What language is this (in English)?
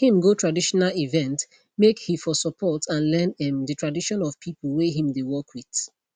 Nigerian Pidgin